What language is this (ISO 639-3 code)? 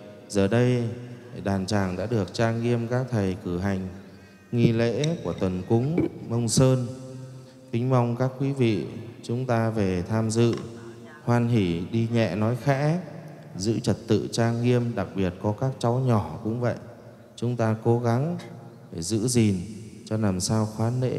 vie